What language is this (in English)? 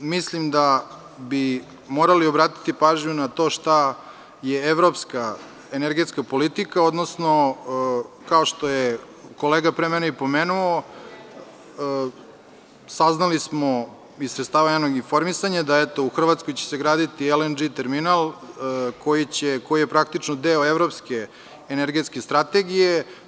Serbian